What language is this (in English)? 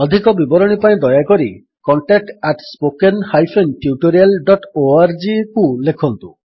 Odia